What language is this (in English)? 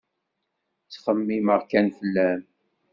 Kabyle